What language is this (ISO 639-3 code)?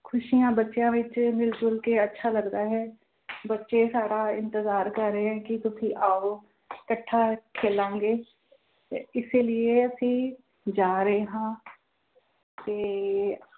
pan